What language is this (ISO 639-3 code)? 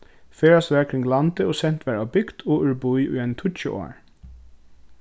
fao